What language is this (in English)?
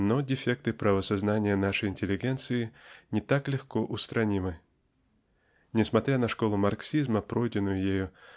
Russian